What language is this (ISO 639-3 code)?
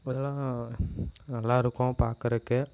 tam